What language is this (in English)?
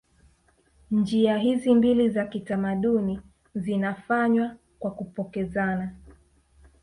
Swahili